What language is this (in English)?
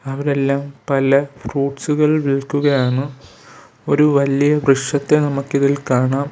Malayalam